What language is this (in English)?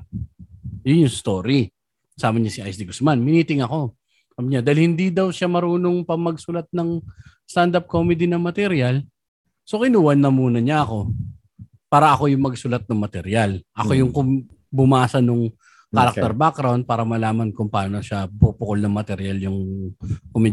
Filipino